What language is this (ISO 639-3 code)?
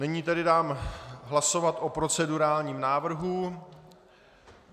ces